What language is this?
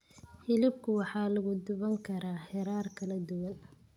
Somali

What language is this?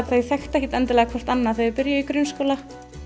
Icelandic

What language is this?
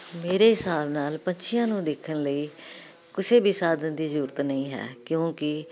Punjabi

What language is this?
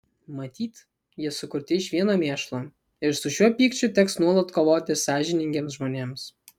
Lithuanian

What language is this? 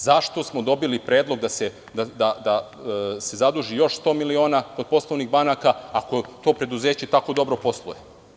Serbian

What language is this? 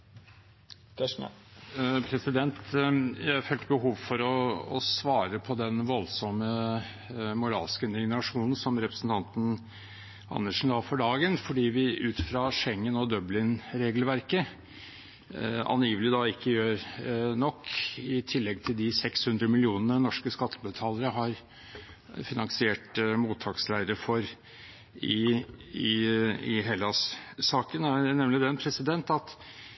Norwegian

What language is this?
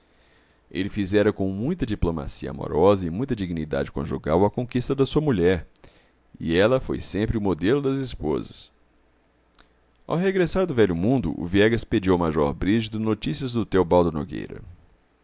Portuguese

